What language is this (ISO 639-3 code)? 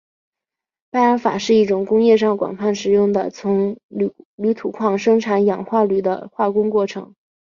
zho